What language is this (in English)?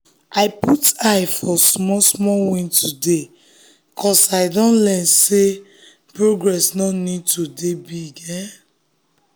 Nigerian Pidgin